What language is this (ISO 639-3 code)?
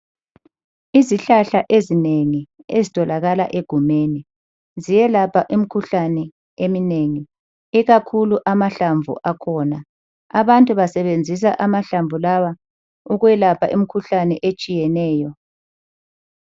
nde